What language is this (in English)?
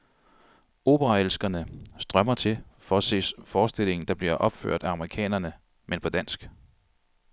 Danish